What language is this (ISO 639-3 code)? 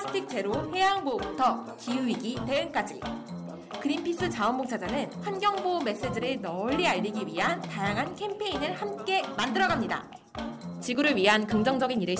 kor